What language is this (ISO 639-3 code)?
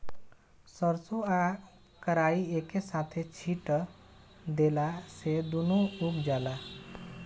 bho